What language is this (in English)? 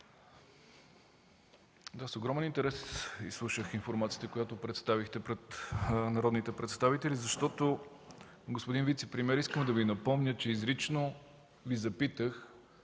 Bulgarian